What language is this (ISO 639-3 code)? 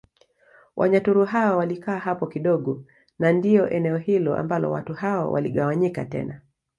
swa